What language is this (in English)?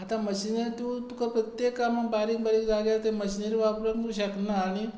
Konkani